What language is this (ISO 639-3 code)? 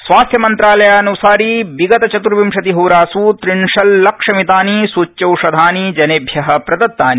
san